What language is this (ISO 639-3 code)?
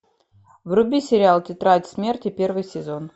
rus